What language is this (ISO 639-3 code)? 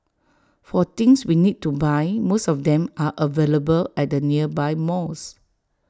eng